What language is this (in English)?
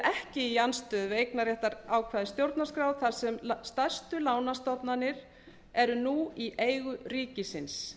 Icelandic